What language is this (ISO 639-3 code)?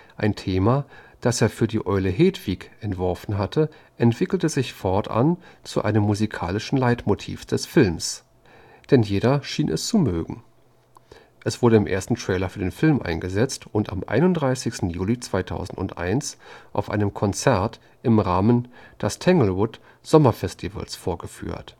deu